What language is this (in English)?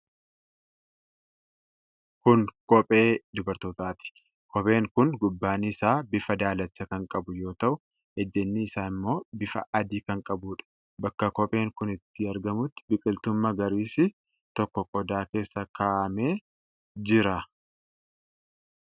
Oromo